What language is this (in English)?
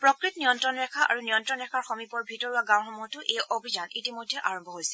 Assamese